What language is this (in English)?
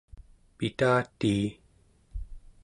Central Yupik